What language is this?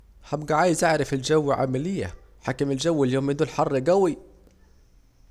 Saidi Arabic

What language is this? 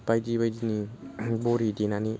Bodo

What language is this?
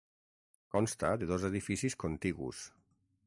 Catalan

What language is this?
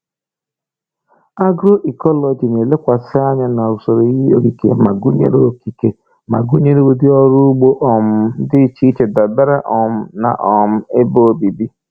Igbo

